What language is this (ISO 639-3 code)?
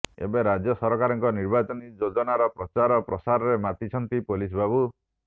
ori